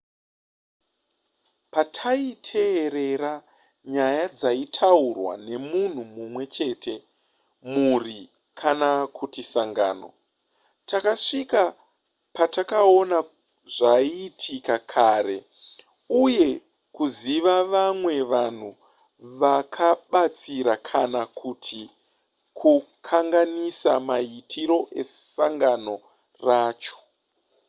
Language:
Shona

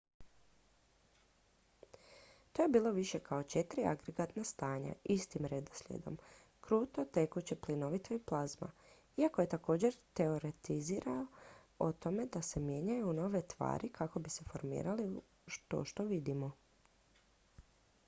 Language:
Croatian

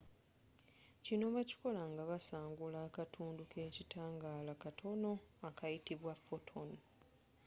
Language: Ganda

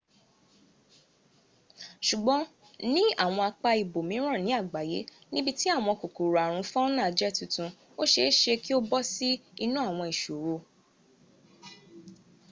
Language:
Yoruba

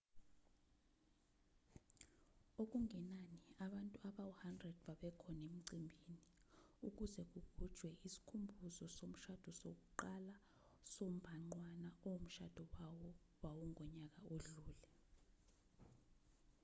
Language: Zulu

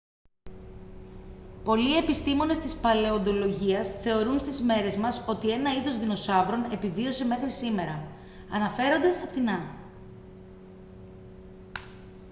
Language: Greek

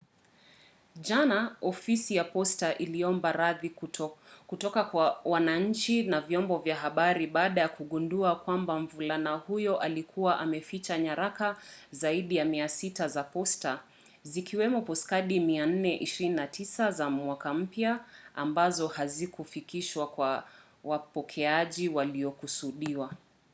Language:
Swahili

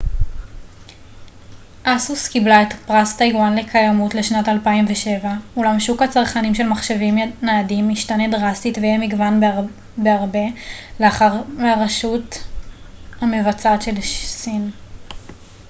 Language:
Hebrew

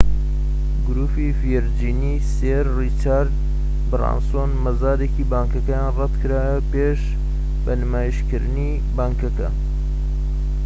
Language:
Central Kurdish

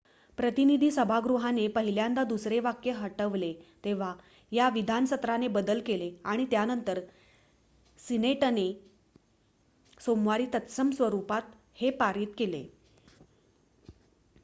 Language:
Marathi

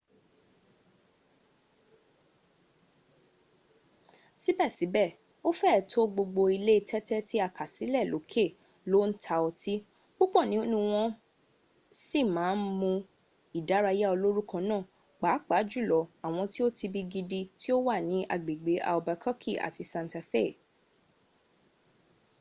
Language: Yoruba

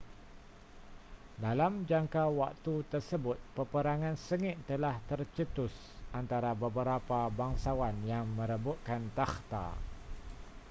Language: Malay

